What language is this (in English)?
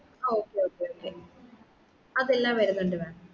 Malayalam